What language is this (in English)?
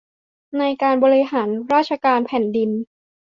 Thai